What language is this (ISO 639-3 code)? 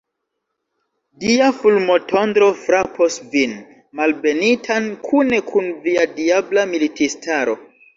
epo